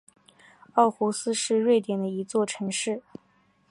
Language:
Chinese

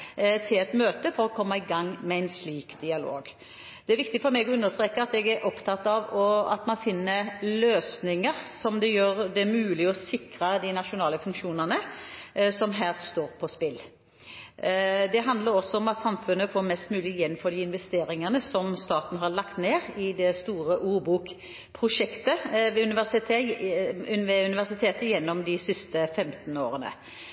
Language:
Norwegian Bokmål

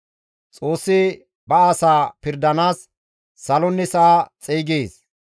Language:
Gamo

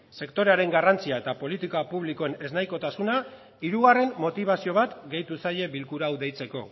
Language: Basque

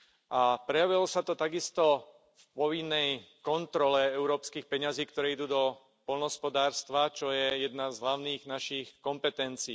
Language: Slovak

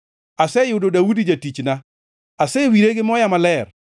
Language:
Luo (Kenya and Tanzania)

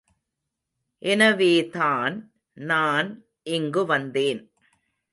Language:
Tamil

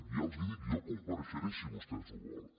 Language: Catalan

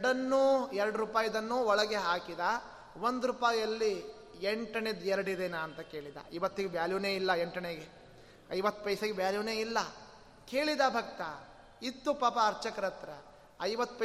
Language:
Kannada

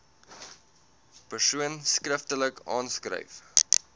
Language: Afrikaans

